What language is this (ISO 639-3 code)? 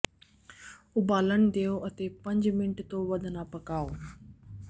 pan